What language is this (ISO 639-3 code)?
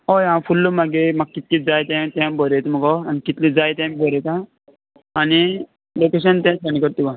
kok